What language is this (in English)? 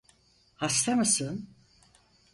Turkish